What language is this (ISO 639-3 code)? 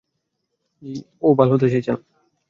ben